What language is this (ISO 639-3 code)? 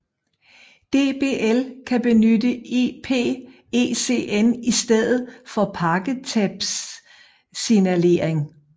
dan